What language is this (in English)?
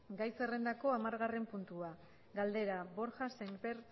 Basque